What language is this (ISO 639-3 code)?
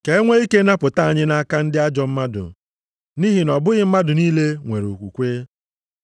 ibo